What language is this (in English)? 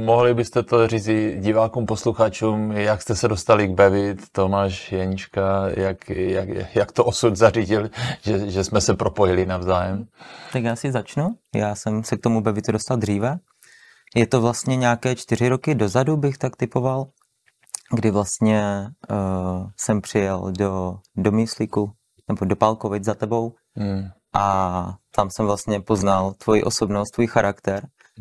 Czech